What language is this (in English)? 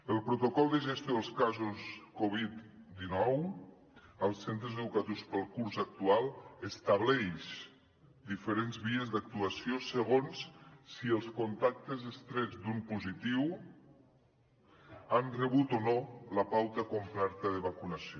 Catalan